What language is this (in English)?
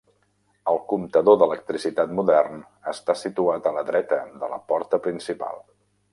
Catalan